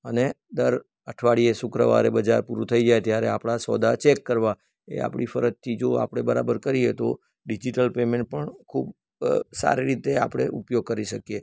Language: Gujarati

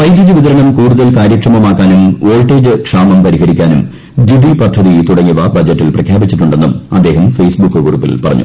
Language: Malayalam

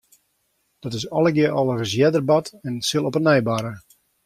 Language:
Western Frisian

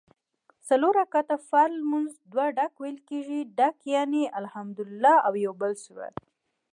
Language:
Pashto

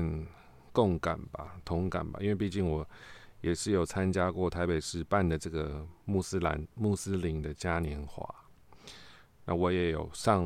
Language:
Chinese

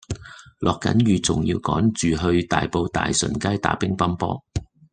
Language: Cantonese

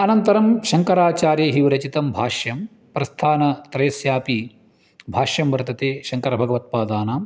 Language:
Sanskrit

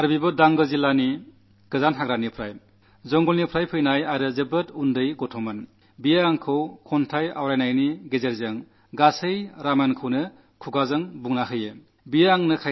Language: Malayalam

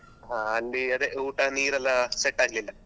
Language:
Kannada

